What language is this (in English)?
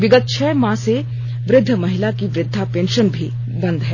Hindi